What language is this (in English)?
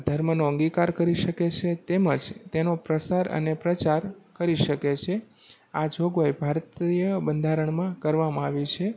Gujarati